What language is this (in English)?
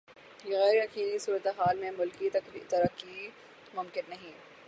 Urdu